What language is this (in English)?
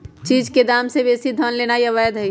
Magahi